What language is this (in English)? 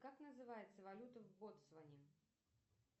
Russian